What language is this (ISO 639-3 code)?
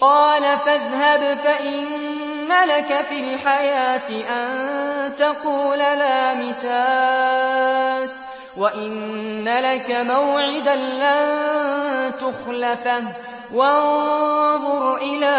ara